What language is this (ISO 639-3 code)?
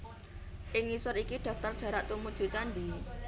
jav